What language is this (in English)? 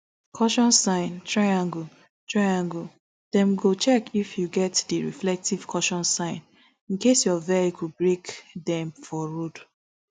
Nigerian Pidgin